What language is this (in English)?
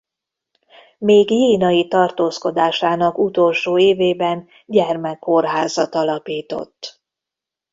Hungarian